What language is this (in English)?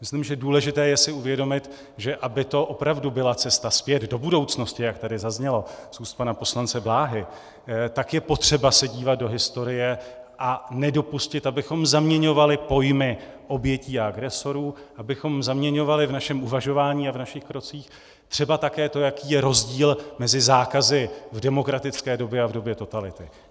Czech